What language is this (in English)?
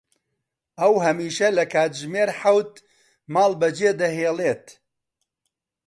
Central Kurdish